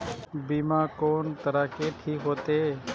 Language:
Maithili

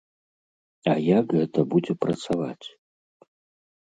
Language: Belarusian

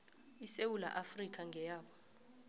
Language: South Ndebele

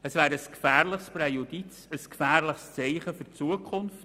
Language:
Swiss German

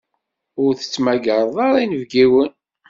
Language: Kabyle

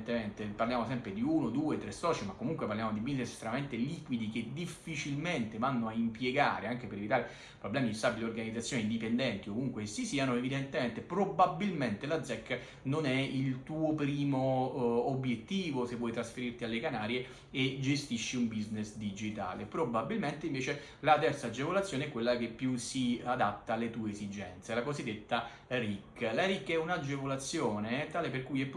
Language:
Italian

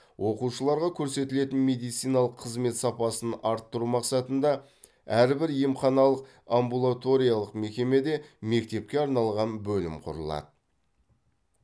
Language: Kazakh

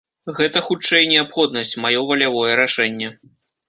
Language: Belarusian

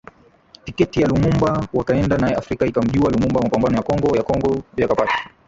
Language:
Swahili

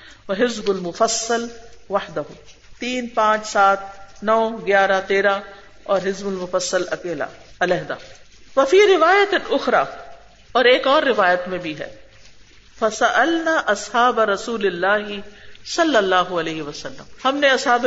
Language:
Urdu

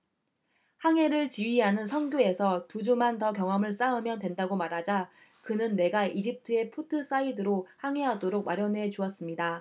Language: Korean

